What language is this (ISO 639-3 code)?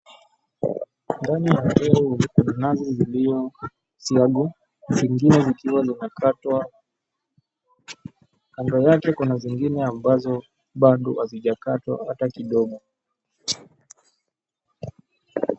swa